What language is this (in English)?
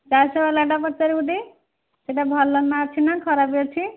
Odia